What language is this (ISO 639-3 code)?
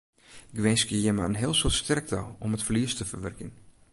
fry